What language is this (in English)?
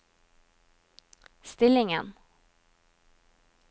Norwegian